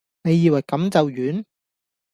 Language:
Cantonese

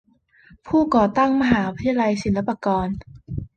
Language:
Thai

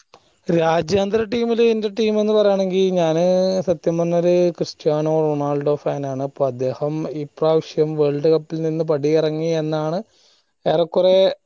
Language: Malayalam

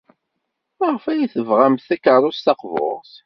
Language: Kabyle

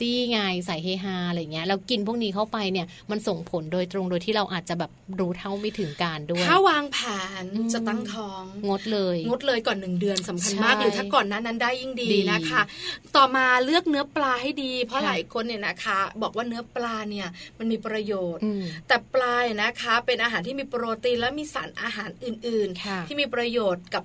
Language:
Thai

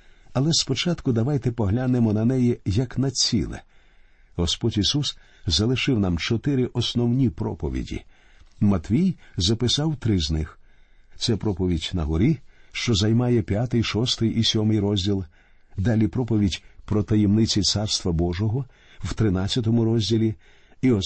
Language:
Ukrainian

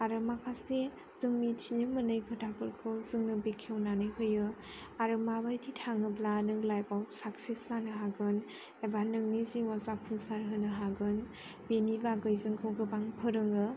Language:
Bodo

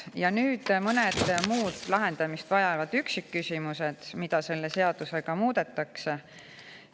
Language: Estonian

